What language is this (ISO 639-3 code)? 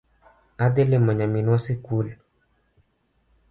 luo